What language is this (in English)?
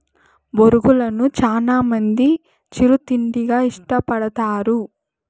Telugu